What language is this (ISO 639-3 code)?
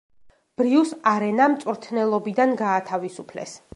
kat